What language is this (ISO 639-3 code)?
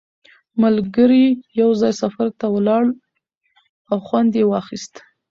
pus